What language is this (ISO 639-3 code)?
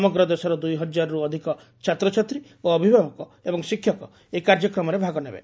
ori